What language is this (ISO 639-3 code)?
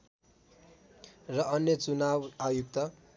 nep